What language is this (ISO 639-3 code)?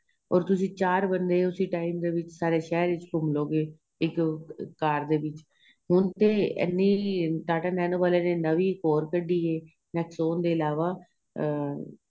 pan